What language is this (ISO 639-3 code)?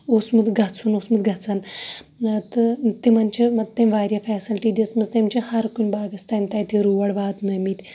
kas